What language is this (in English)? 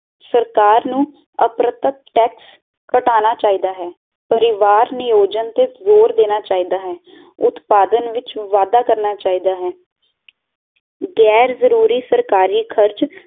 Punjabi